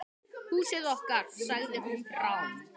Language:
Icelandic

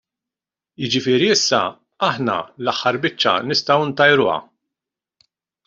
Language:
Maltese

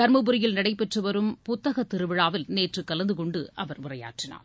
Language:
Tamil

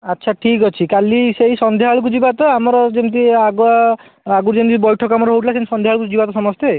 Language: Odia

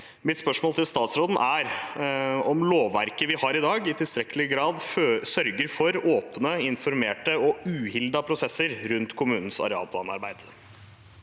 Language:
Norwegian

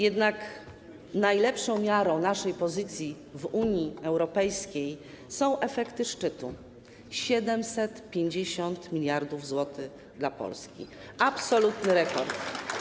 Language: Polish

